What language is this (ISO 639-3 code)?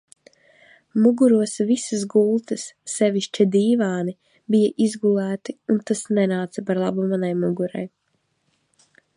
lav